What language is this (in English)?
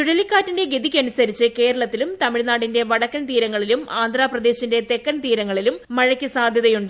Malayalam